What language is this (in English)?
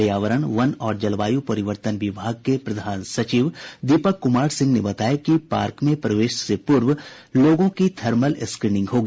Hindi